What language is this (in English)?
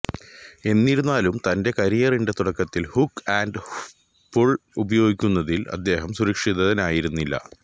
Malayalam